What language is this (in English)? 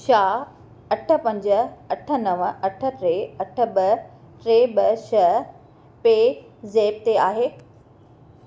Sindhi